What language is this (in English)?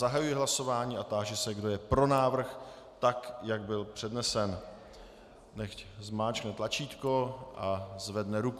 Czech